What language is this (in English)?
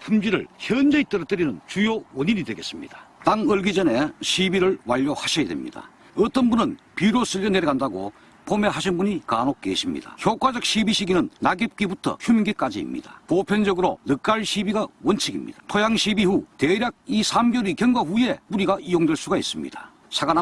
Korean